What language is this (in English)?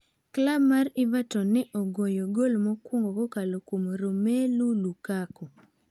Luo (Kenya and Tanzania)